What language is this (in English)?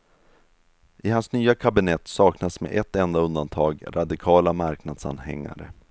Swedish